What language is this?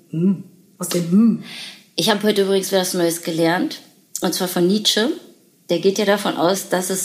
German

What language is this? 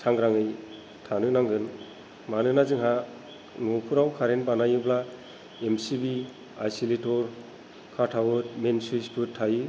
Bodo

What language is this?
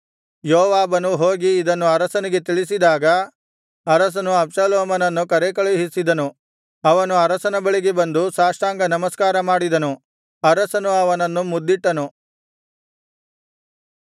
Kannada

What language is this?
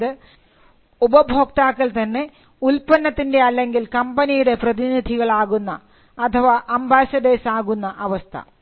Malayalam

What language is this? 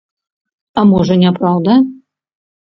Belarusian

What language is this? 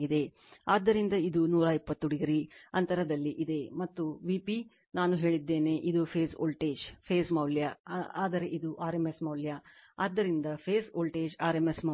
Kannada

